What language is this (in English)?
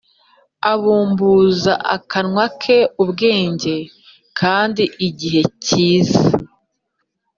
Kinyarwanda